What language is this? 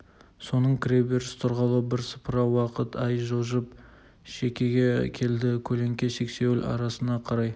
Kazakh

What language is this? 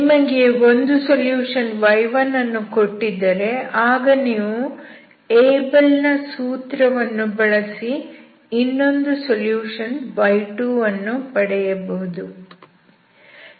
Kannada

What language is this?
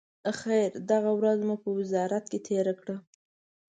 Pashto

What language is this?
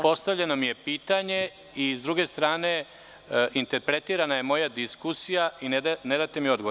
Serbian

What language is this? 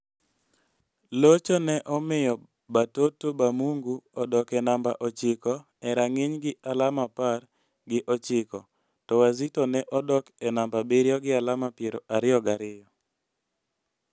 Luo (Kenya and Tanzania)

